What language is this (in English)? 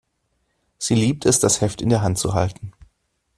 German